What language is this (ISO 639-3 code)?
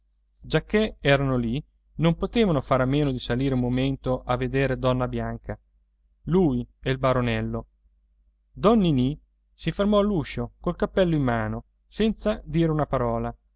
ita